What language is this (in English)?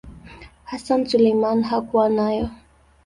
Swahili